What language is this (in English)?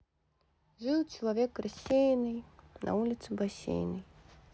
Russian